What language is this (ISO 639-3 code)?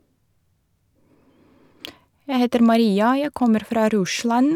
nor